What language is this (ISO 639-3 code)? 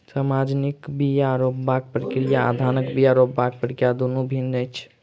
mai